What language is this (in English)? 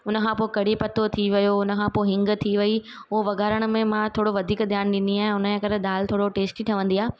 Sindhi